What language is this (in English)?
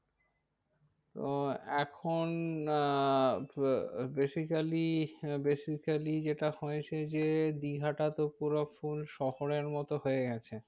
Bangla